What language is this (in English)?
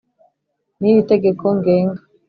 Kinyarwanda